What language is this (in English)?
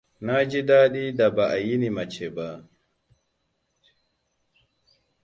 Hausa